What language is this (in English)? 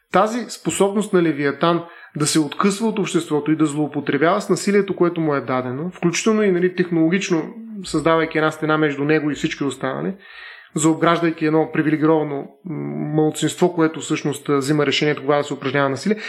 Bulgarian